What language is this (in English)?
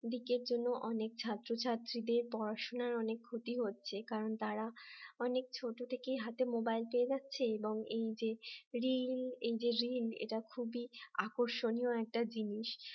Bangla